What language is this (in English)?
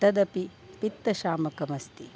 Sanskrit